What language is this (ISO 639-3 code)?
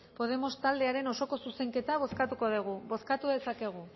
eus